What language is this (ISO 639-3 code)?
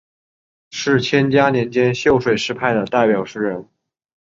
zho